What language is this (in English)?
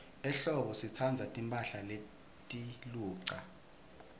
Swati